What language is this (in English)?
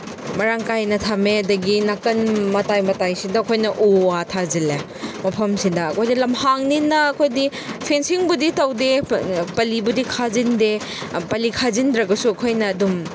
Manipuri